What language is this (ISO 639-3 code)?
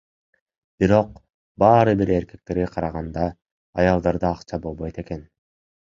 kir